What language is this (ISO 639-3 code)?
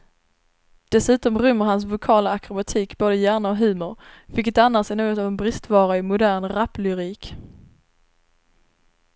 swe